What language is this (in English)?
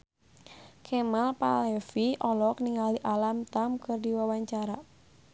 Sundanese